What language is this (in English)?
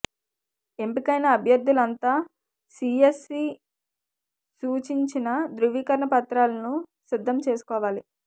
Telugu